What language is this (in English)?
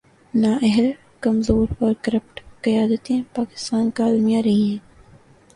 Urdu